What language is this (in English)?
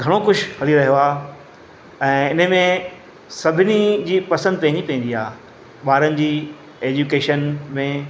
Sindhi